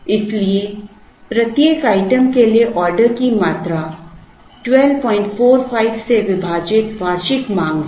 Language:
Hindi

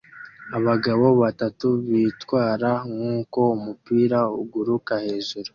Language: Kinyarwanda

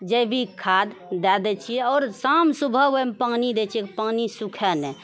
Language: Maithili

